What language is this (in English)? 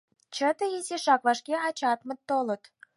Mari